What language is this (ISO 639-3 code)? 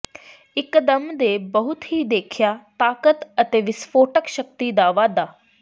pan